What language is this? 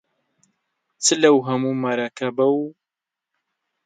Central Kurdish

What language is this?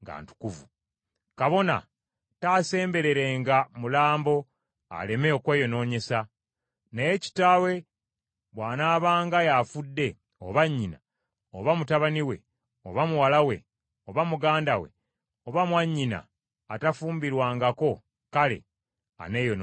Ganda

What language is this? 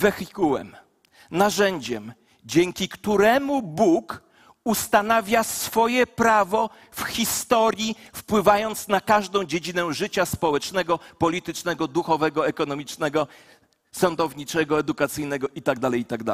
Polish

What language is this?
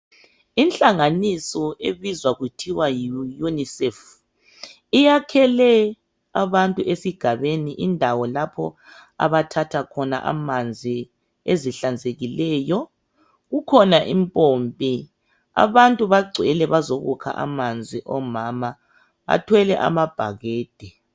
North Ndebele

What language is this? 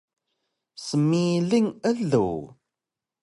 Taroko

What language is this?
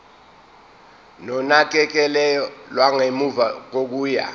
Zulu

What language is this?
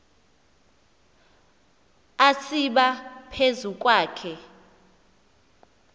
Xhosa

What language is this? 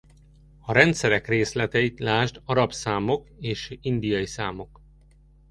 Hungarian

